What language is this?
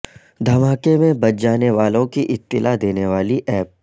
Urdu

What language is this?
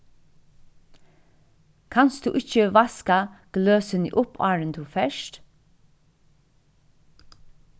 Faroese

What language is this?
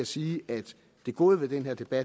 Danish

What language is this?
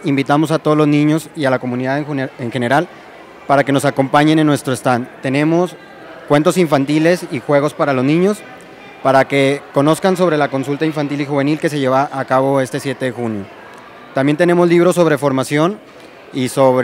Spanish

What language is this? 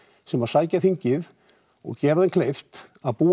Icelandic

